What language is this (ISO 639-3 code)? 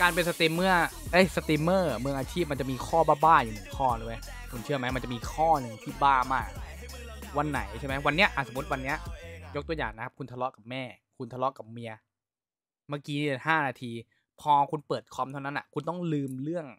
tha